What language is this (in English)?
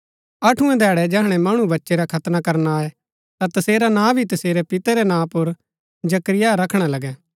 Gaddi